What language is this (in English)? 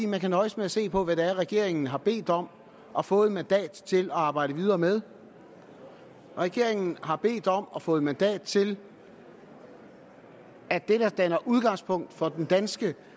Danish